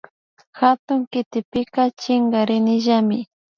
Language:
Imbabura Highland Quichua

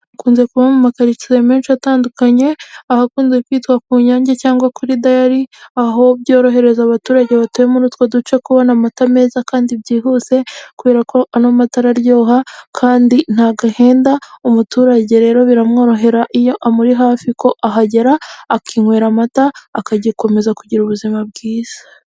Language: Kinyarwanda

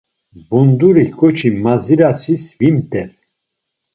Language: Laz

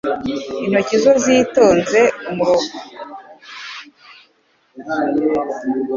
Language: Kinyarwanda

